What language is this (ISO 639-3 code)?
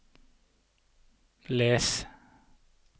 nor